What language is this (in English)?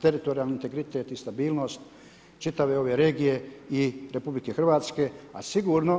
Croatian